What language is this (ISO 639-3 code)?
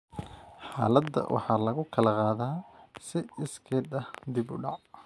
som